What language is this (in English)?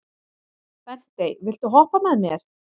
Icelandic